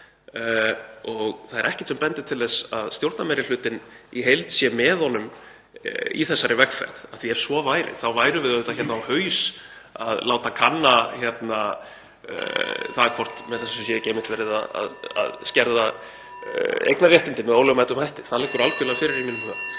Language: Icelandic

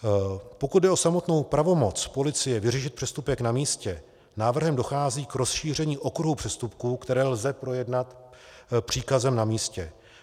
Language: Czech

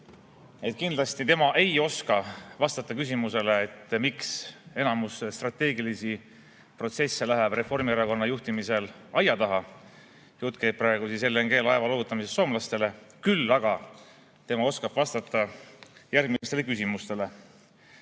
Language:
Estonian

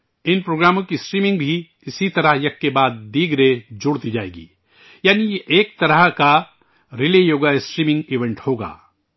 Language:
Urdu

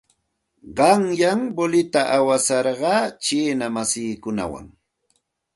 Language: Santa Ana de Tusi Pasco Quechua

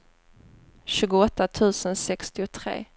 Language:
Swedish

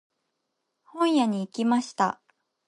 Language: Japanese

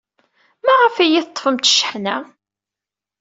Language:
Kabyle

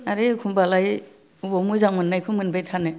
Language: Bodo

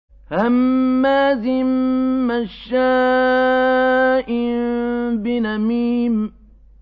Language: Arabic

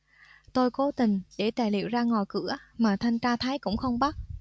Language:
Vietnamese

